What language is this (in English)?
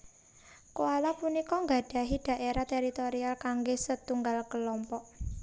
Javanese